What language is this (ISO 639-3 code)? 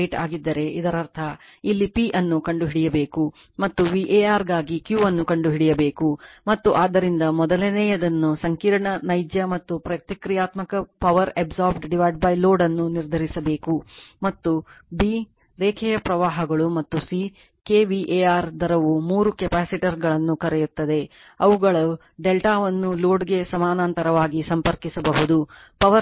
kan